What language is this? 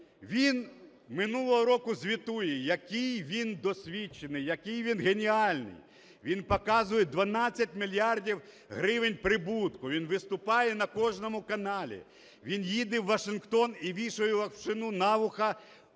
Ukrainian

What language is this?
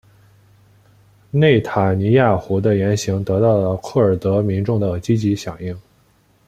Chinese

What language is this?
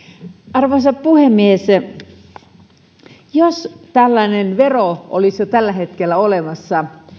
Finnish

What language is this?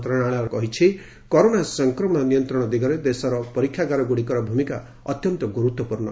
Odia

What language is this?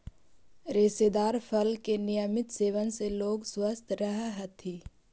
Magahi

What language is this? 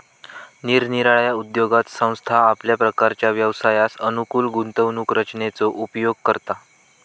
Marathi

